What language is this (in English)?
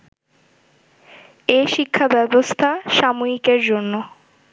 Bangla